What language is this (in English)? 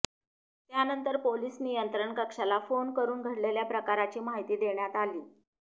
Marathi